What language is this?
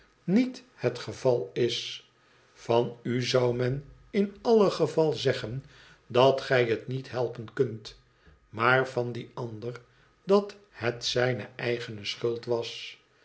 Dutch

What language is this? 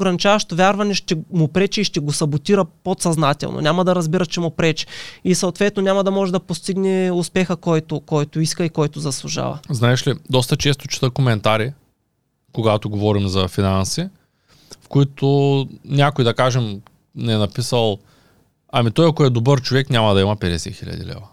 Bulgarian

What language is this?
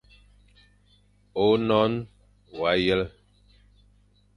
Fang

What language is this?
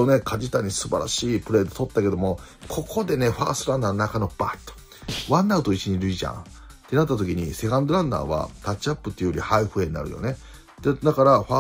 Japanese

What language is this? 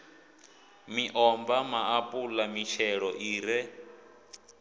Venda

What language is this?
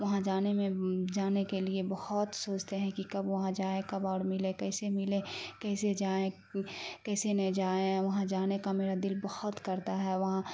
Urdu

